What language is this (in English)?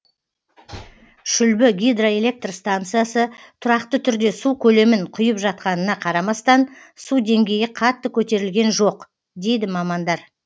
Kazakh